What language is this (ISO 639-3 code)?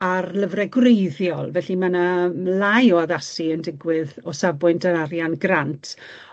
cym